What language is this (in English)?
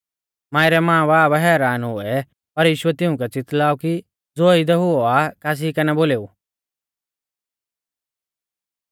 Mahasu Pahari